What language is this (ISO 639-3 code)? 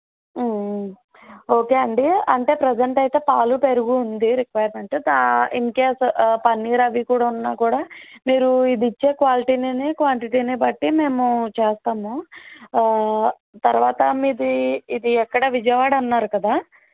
tel